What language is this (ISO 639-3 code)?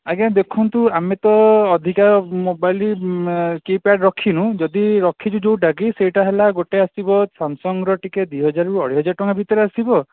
ori